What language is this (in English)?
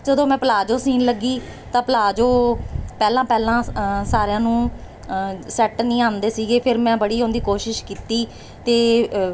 Punjabi